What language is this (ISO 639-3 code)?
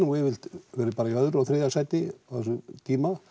isl